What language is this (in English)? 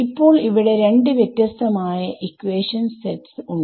Malayalam